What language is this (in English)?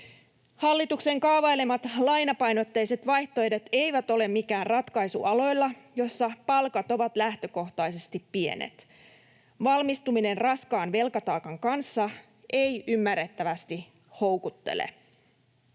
Finnish